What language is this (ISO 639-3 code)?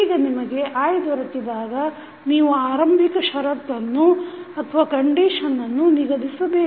kan